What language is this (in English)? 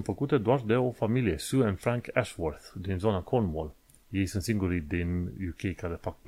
Romanian